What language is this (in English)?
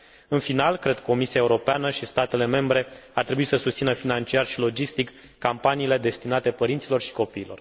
Romanian